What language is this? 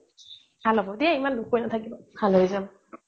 Assamese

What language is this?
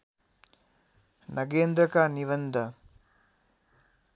Nepali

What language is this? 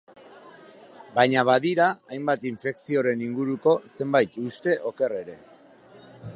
Basque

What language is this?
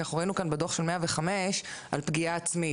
Hebrew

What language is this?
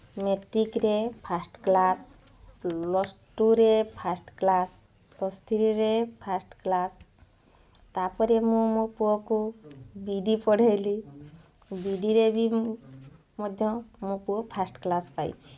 Odia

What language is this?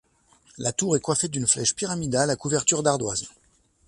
French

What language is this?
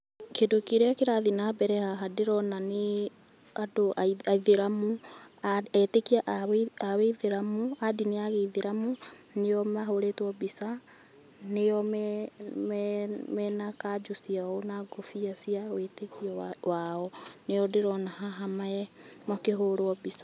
Kikuyu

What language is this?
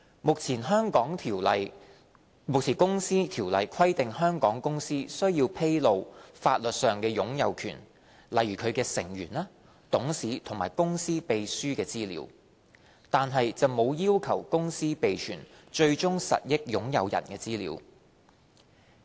Cantonese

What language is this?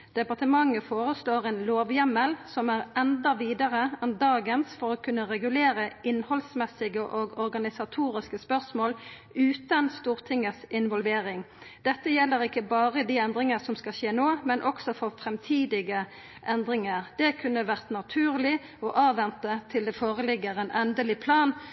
Norwegian Nynorsk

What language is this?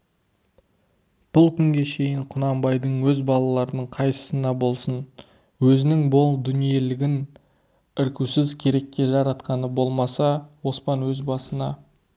Kazakh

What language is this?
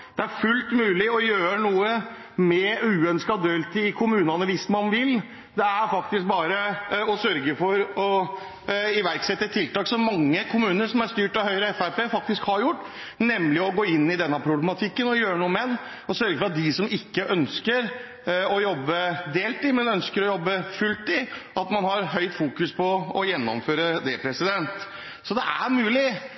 Norwegian Bokmål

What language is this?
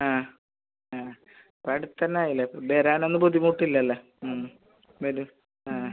Malayalam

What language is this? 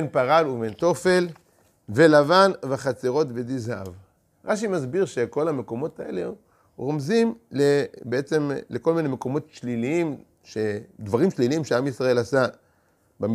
Hebrew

